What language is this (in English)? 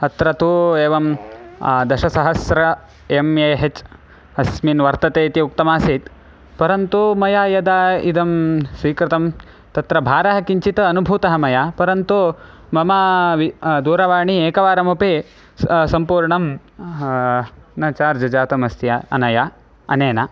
Sanskrit